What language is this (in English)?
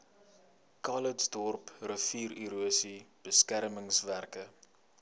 Afrikaans